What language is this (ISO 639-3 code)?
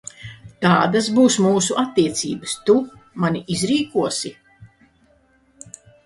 lav